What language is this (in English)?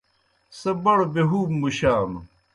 Kohistani Shina